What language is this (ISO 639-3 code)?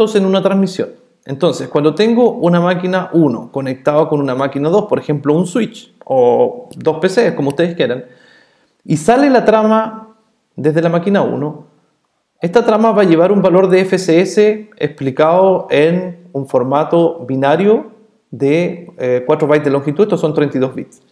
spa